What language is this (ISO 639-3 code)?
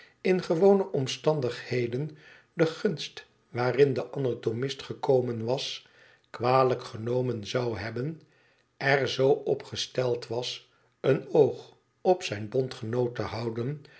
nld